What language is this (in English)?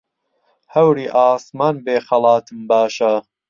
Central Kurdish